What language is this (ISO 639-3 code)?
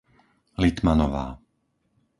slk